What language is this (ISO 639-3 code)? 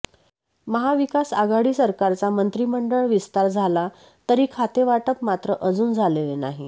mar